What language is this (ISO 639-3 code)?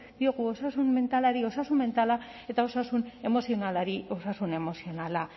eus